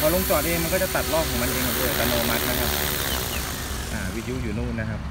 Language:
Thai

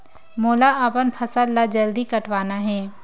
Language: Chhattisgarhi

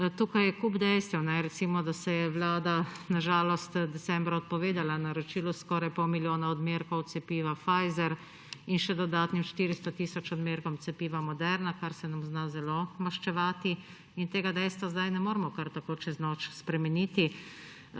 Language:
Slovenian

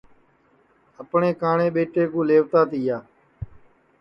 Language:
Sansi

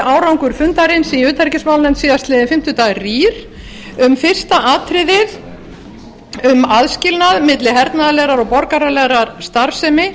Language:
Icelandic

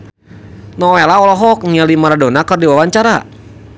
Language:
Sundanese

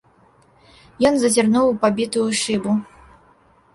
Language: Belarusian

